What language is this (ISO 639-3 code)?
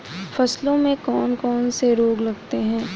hin